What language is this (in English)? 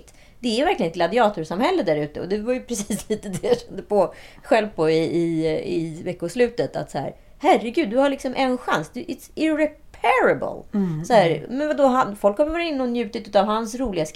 Swedish